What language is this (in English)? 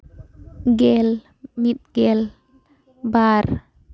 Santali